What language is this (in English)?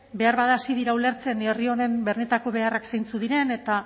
Basque